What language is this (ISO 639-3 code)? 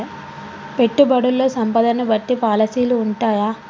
tel